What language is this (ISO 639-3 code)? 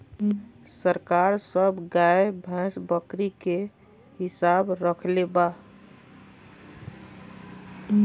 bho